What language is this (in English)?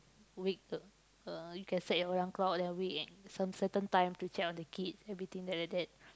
English